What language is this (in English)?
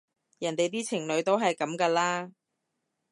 Cantonese